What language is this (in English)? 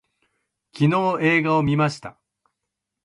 Japanese